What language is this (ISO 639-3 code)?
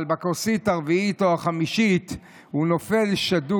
heb